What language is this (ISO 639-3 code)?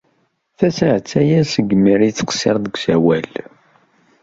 kab